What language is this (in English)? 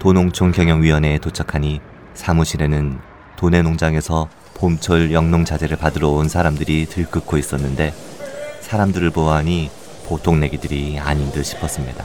Korean